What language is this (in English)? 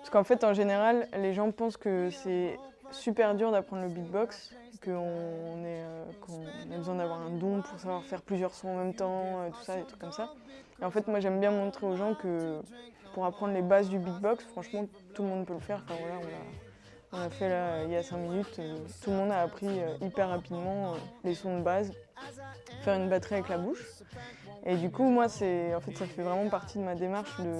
French